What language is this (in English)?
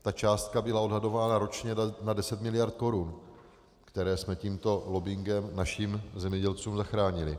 Czech